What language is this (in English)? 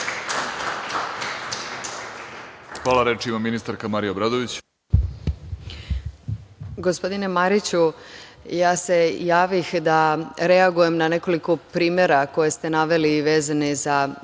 Serbian